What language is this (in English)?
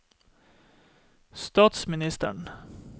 Norwegian